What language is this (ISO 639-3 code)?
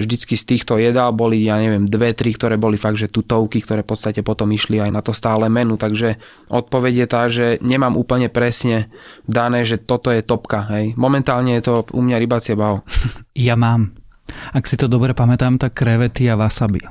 slk